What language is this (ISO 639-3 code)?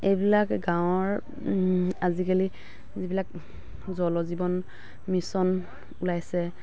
asm